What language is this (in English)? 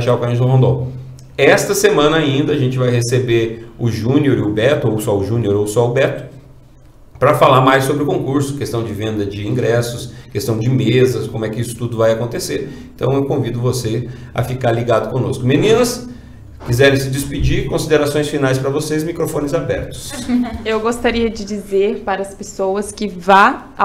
Portuguese